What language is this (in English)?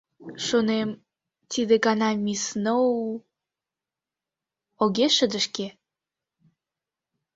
Mari